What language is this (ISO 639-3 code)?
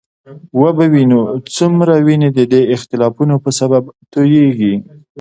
pus